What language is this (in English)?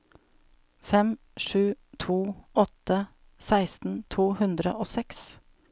Norwegian